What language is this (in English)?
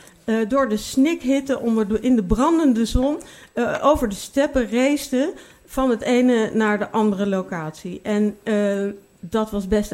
Dutch